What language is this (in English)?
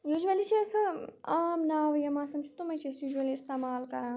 Kashmiri